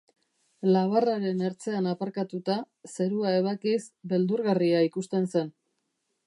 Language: Basque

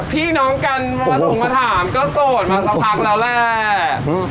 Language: Thai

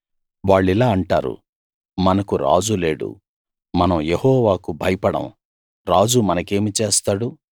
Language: Telugu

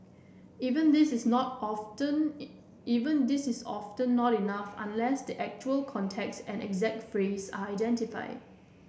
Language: English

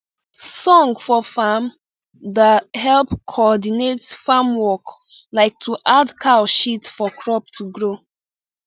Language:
Nigerian Pidgin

